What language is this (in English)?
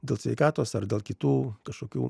Lithuanian